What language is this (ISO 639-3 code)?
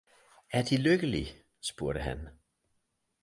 dan